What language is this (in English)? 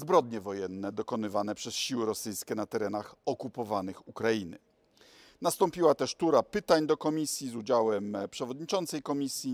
Polish